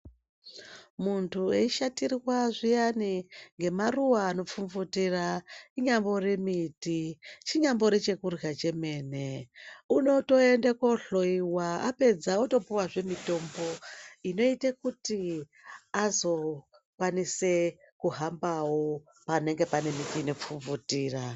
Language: Ndau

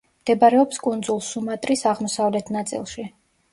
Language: Georgian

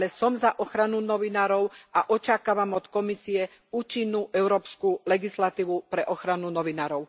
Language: Slovak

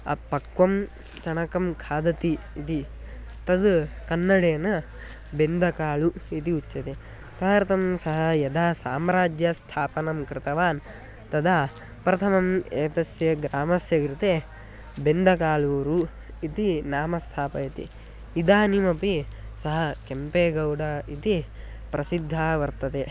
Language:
Sanskrit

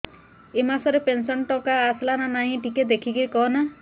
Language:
Odia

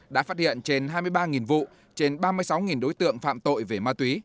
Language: Vietnamese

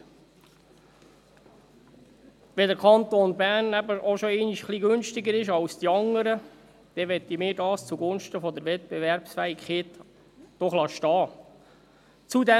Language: Swiss German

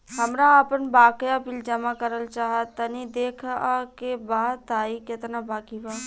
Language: Bhojpuri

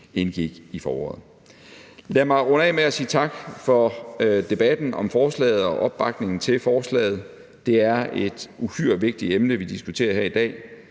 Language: Danish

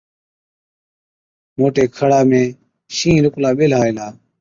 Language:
Od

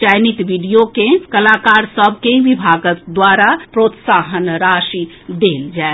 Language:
Maithili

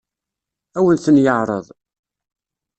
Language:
Kabyle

